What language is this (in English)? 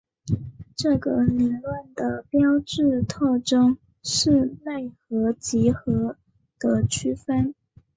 Chinese